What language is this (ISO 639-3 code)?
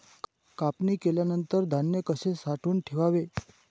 mar